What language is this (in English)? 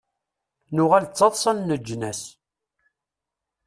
Kabyle